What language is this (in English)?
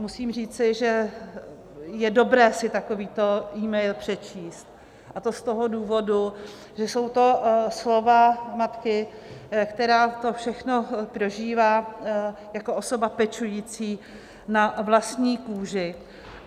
Czech